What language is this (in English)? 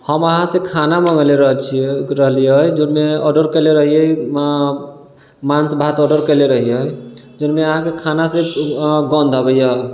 Maithili